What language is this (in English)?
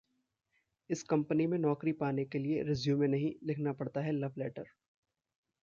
Hindi